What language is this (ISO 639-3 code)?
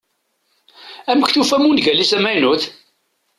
kab